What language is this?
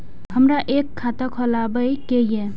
Maithili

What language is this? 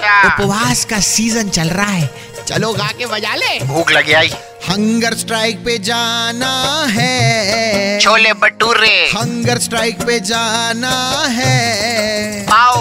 Hindi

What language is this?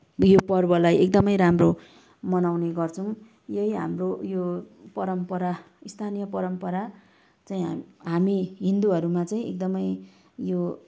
Nepali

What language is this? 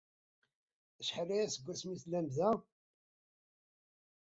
Kabyle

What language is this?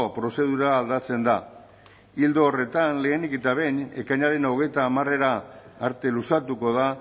Basque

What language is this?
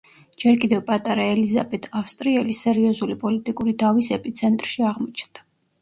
Georgian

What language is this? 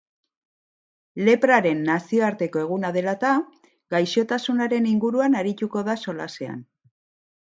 Basque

